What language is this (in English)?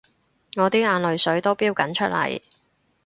Cantonese